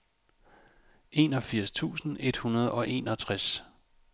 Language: Danish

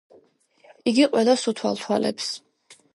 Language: Georgian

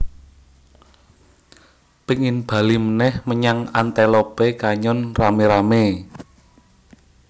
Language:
Javanese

